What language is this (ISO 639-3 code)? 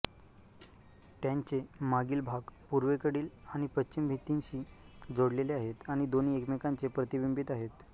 mar